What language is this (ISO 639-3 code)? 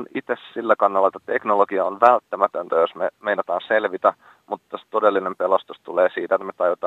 fin